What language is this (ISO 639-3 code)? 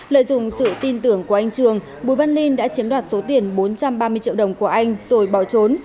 vie